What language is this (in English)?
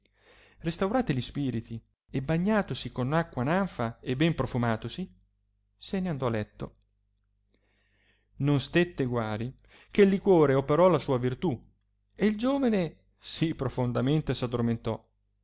Italian